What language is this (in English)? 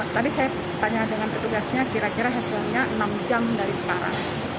Indonesian